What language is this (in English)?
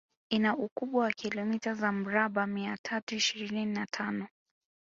Swahili